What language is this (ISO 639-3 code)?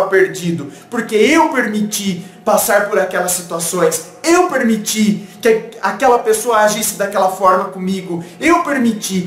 por